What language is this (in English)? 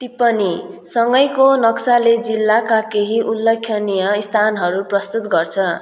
Nepali